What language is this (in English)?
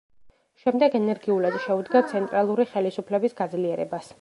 Georgian